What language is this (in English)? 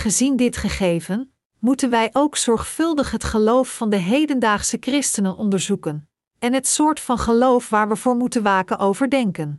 Dutch